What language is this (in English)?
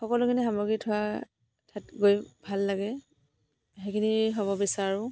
Assamese